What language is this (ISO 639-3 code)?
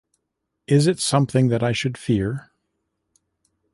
eng